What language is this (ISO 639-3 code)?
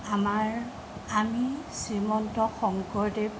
asm